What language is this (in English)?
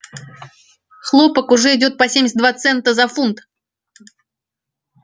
Russian